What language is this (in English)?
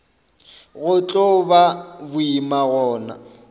Northern Sotho